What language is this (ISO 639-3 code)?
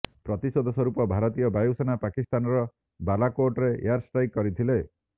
ori